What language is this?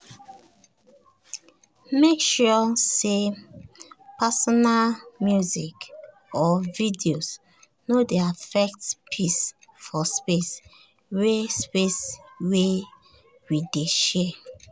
Nigerian Pidgin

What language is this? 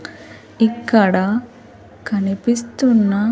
Telugu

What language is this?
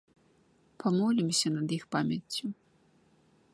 Belarusian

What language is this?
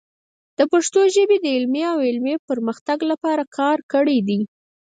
Pashto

